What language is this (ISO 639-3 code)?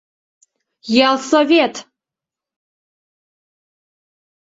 chm